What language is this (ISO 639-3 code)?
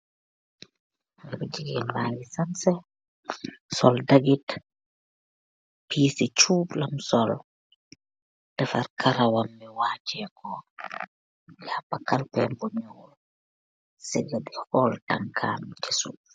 wol